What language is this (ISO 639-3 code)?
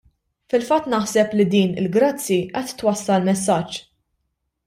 mlt